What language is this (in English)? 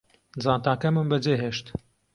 Central Kurdish